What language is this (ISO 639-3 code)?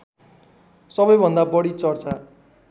nep